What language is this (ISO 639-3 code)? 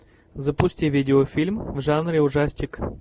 rus